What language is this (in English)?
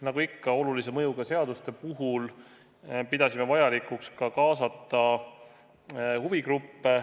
Estonian